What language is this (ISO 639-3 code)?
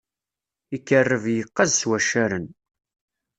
kab